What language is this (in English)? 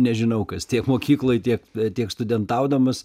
Lithuanian